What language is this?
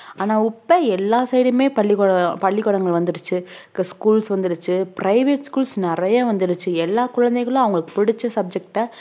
Tamil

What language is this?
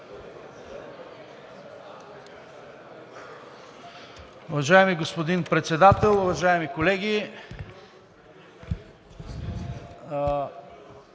Bulgarian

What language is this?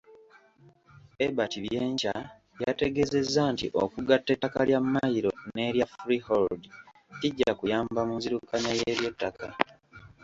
Ganda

